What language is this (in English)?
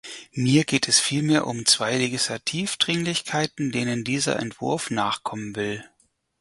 German